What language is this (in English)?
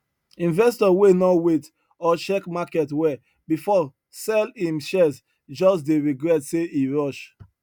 Nigerian Pidgin